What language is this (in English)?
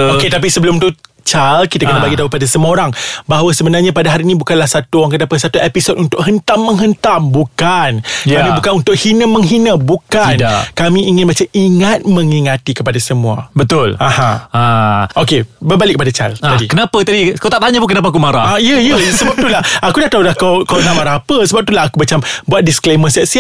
Malay